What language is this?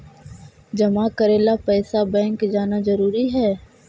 Magahi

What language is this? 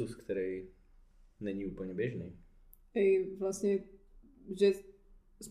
Czech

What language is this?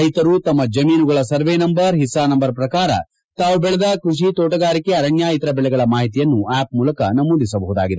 Kannada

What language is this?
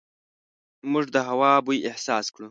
Pashto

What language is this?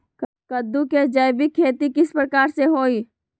Magahi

